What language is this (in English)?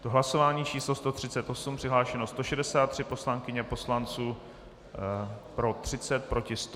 Czech